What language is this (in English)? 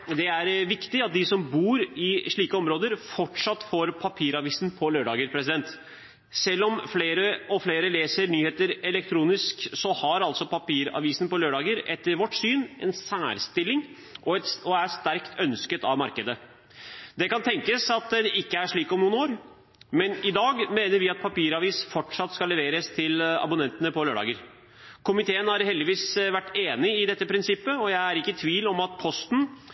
Norwegian Bokmål